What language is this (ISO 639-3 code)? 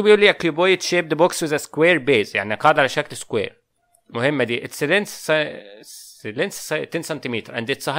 ara